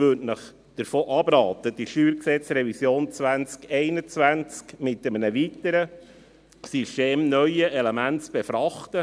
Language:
Swiss German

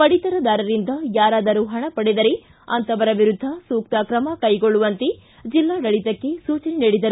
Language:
Kannada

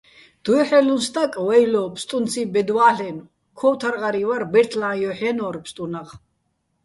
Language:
Bats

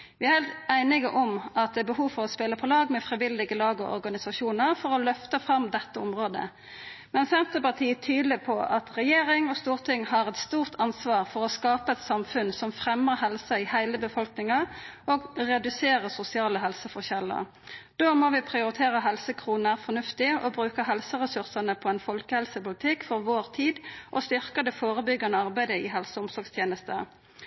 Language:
Norwegian Nynorsk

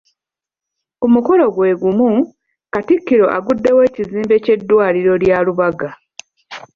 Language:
Ganda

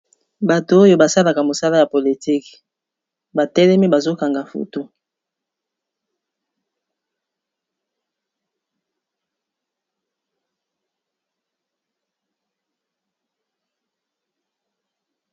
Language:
Lingala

